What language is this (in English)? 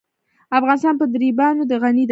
Pashto